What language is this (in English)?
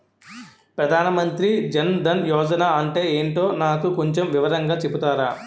Telugu